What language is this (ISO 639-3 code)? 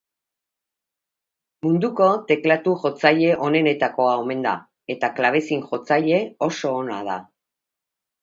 eus